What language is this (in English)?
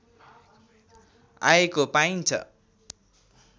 Nepali